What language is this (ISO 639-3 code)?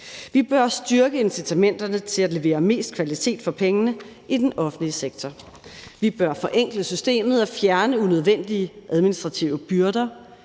dan